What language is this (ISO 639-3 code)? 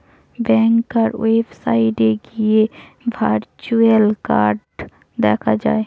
ben